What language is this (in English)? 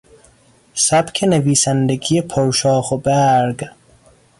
Persian